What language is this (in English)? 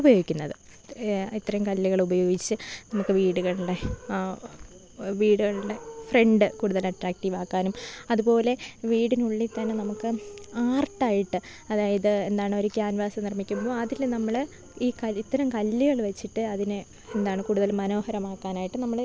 Malayalam